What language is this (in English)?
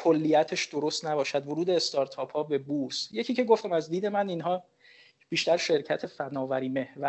Persian